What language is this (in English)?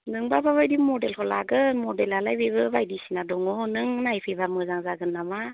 Bodo